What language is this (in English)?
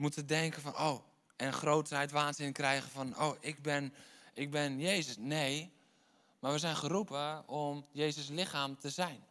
Dutch